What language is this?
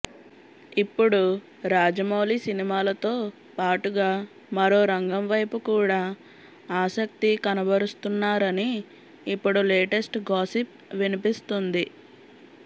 Telugu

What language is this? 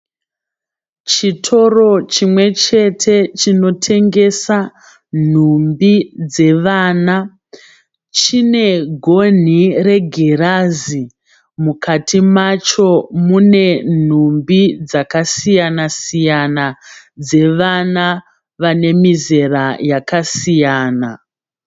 Shona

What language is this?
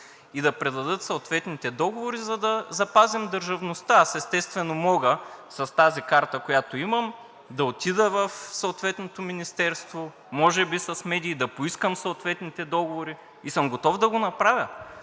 Bulgarian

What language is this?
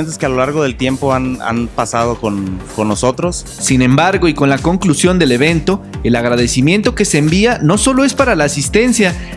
Spanish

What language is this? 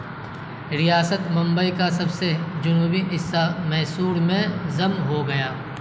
Urdu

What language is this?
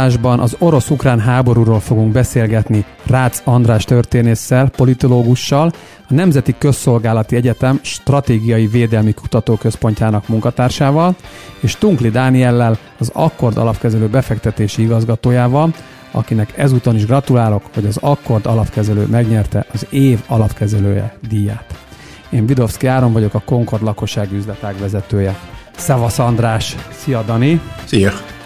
Hungarian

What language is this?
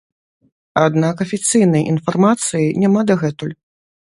Belarusian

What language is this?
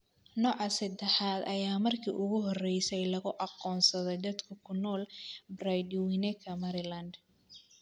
Somali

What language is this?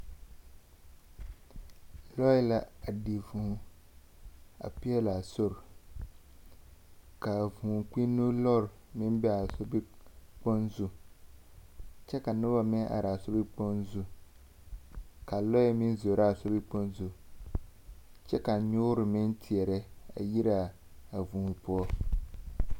Southern Dagaare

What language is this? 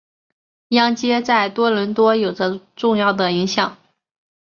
Chinese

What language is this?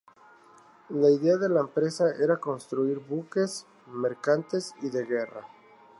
Spanish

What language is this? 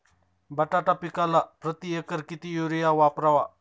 Marathi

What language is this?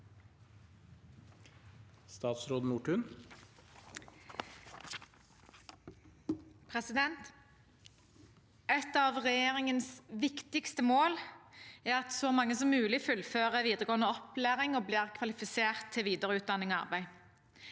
Norwegian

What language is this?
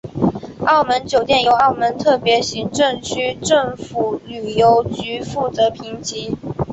Chinese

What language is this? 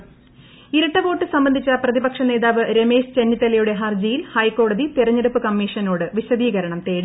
Malayalam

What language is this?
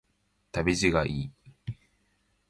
Japanese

